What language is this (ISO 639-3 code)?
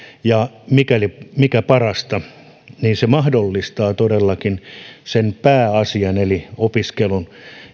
fin